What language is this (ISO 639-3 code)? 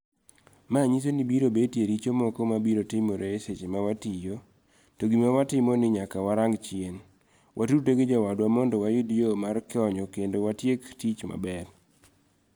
luo